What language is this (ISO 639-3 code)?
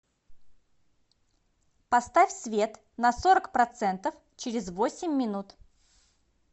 rus